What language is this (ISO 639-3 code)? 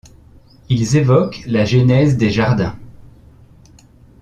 fra